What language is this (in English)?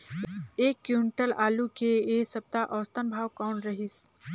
Chhattisgarhi